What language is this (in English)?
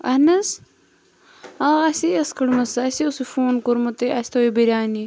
Kashmiri